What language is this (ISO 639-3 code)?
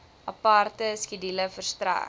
afr